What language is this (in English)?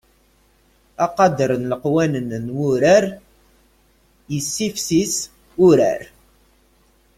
Kabyle